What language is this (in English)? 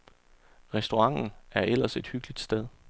Danish